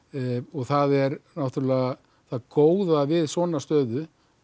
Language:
Icelandic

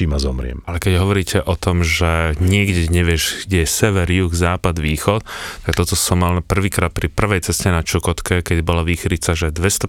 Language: Slovak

